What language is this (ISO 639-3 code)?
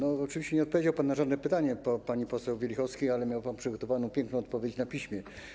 pol